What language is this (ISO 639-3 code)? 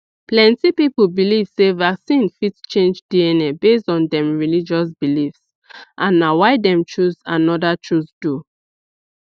pcm